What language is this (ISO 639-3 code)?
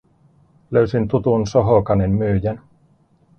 fin